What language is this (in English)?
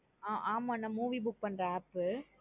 Tamil